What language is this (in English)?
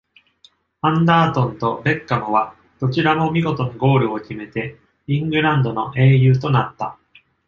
Japanese